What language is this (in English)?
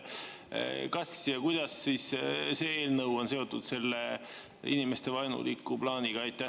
Estonian